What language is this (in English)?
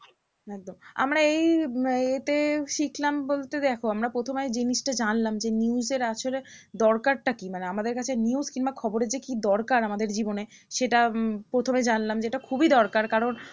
Bangla